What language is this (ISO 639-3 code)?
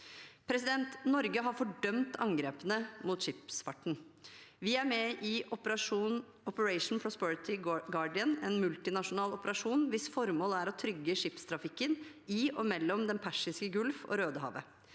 nor